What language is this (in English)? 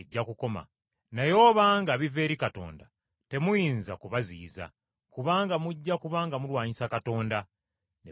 Ganda